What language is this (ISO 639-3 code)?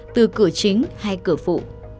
vie